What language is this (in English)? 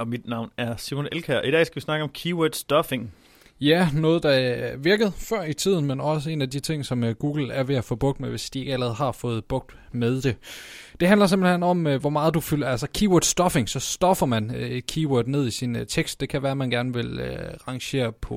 Danish